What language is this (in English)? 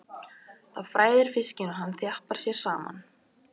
Icelandic